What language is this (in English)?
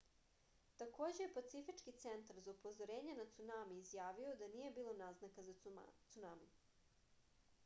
Serbian